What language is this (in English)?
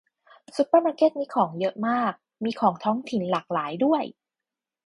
Thai